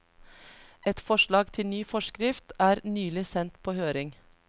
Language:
Norwegian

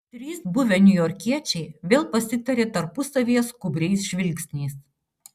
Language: Lithuanian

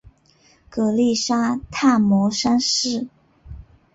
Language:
Chinese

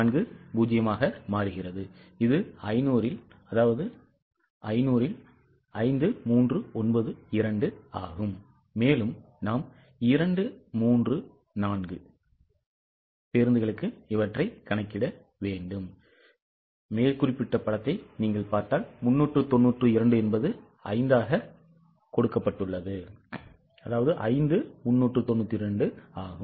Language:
Tamil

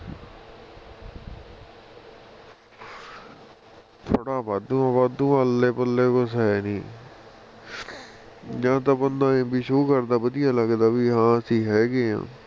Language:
Punjabi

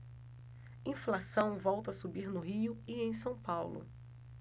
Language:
Portuguese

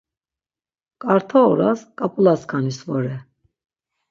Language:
Laz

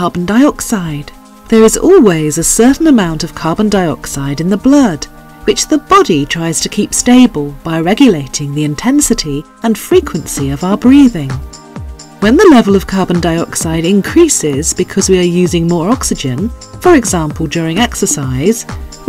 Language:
English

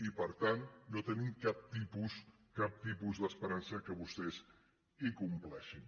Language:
Catalan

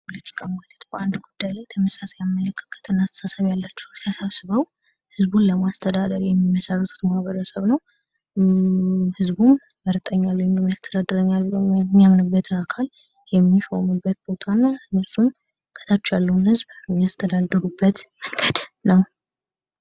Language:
Amharic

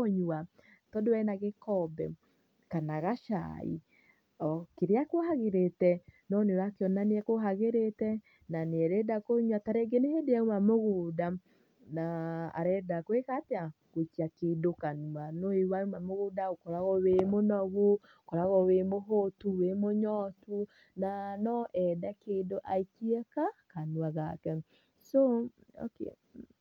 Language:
Kikuyu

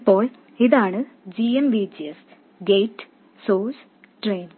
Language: Malayalam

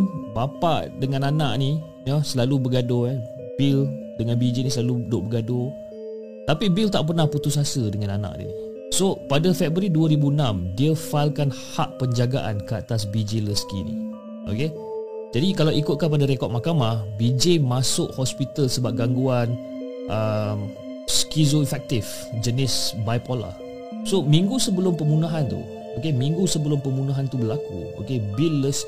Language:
Malay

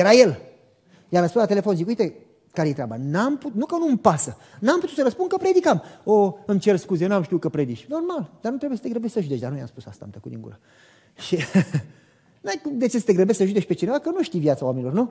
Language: Romanian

